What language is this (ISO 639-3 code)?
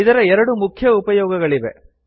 kan